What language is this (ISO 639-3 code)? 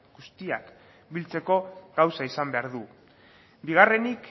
eus